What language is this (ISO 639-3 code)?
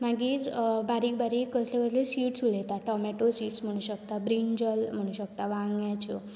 kok